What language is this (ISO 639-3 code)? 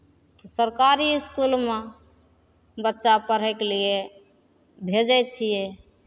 mai